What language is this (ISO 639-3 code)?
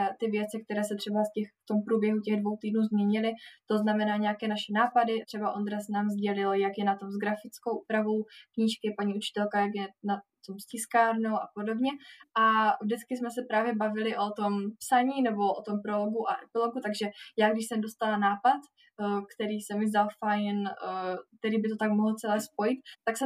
ces